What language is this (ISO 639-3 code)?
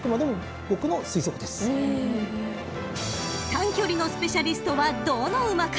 jpn